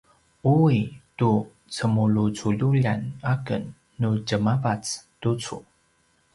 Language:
Paiwan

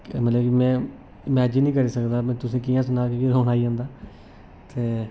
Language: Dogri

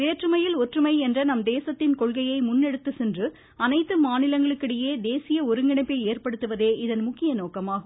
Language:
Tamil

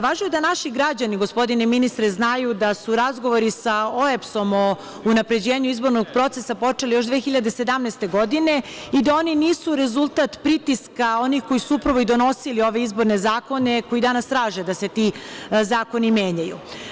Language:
Serbian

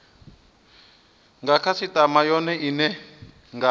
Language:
Venda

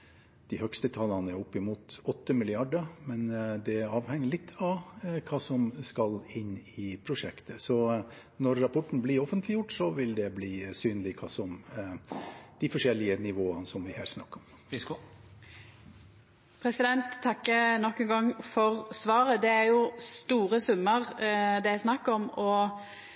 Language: Norwegian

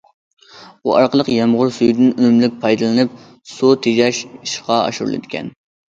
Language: Uyghur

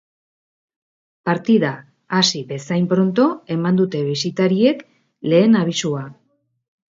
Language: Basque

